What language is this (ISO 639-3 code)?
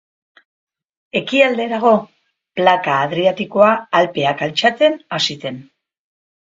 eus